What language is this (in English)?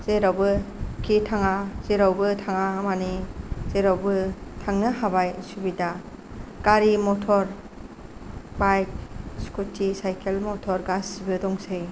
Bodo